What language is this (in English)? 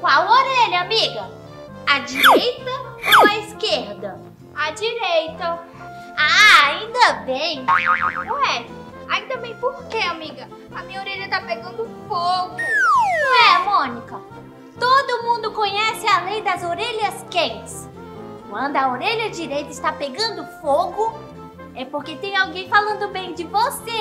Portuguese